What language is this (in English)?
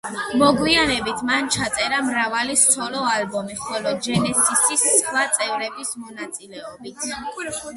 Georgian